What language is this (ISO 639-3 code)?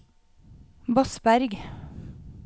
nor